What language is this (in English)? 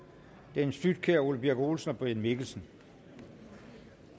Danish